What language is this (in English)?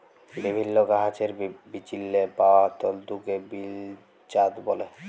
Bangla